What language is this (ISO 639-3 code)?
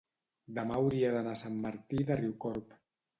cat